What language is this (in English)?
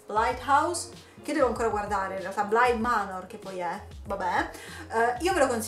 Italian